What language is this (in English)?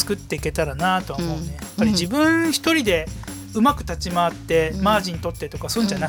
Japanese